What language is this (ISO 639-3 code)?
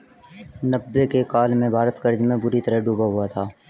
hin